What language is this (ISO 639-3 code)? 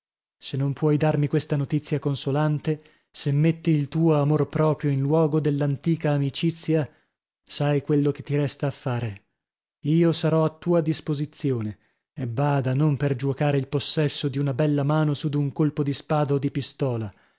ita